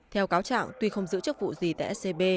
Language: Vietnamese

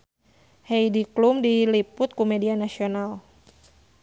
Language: Sundanese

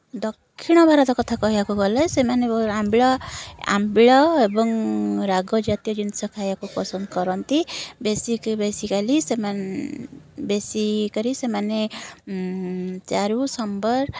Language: Odia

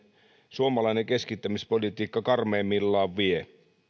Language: Finnish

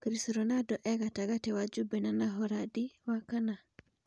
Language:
Kikuyu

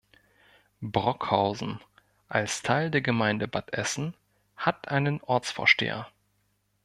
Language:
German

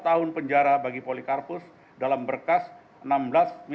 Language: Indonesian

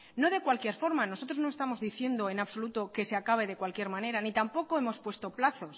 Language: Spanish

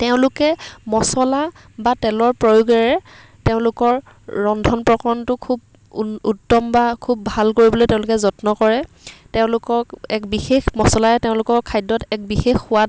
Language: Assamese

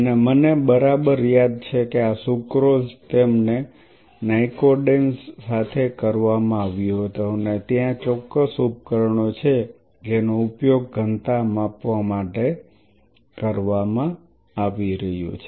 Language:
Gujarati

